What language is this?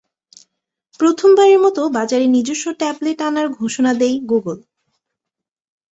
Bangla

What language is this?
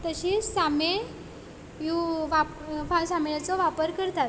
Konkani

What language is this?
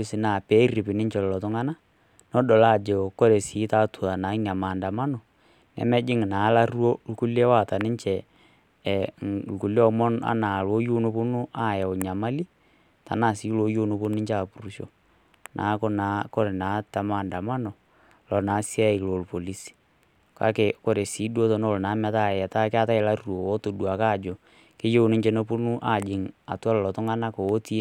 Masai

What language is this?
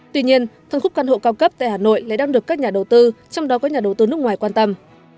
Vietnamese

